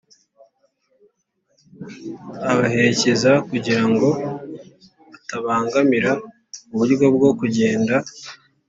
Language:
Kinyarwanda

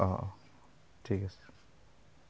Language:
Assamese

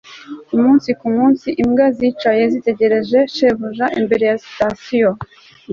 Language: Kinyarwanda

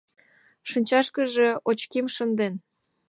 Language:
Mari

